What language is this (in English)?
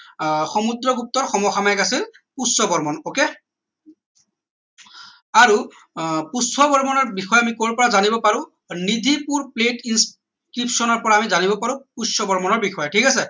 Assamese